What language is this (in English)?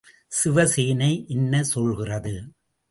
Tamil